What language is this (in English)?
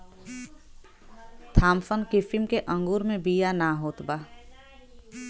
Bhojpuri